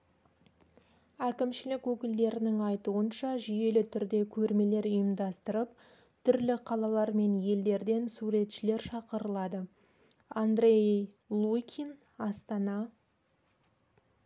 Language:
Kazakh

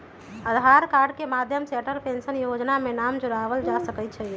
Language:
Magahi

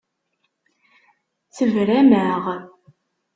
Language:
Kabyle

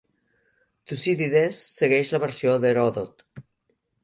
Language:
Catalan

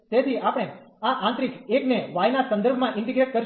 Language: Gujarati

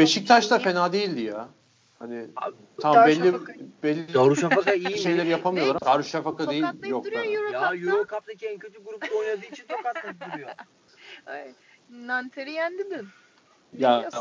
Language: Turkish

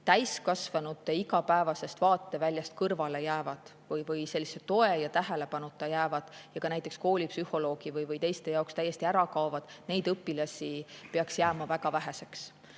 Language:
Estonian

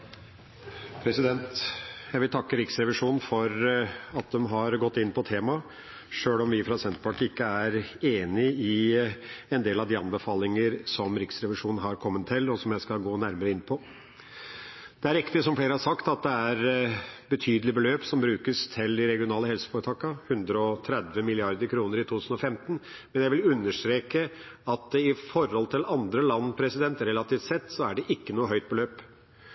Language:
Norwegian Bokmål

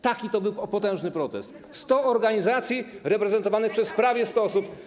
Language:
Polish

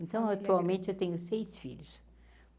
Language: Portuguese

